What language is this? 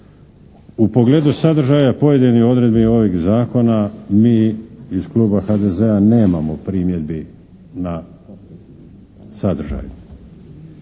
Croatian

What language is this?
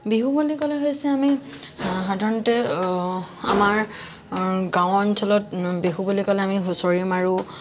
Assamese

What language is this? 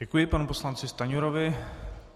Czech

